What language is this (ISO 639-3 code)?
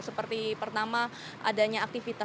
ind